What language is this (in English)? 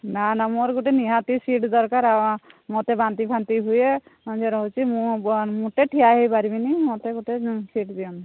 Odia